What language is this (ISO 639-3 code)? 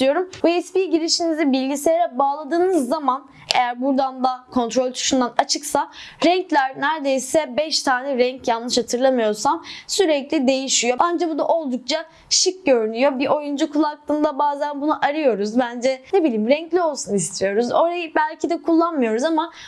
tur